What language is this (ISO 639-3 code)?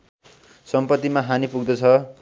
nep